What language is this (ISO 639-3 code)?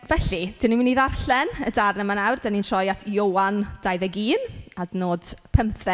cym